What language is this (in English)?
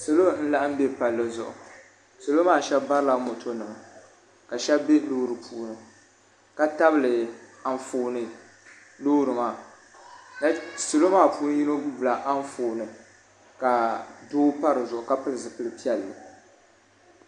Dagbani